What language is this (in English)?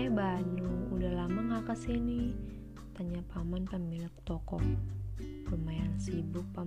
Indonesian